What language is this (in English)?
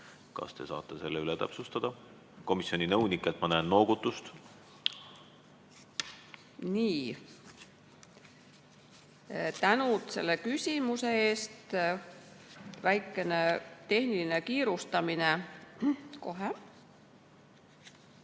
Estonian